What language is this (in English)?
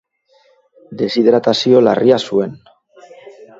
Basque